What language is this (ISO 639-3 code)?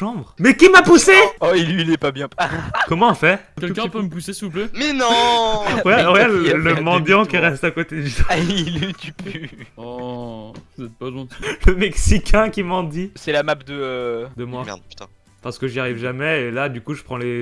fra